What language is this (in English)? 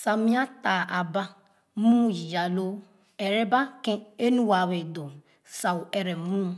Khana